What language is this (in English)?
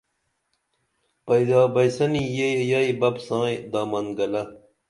Dameli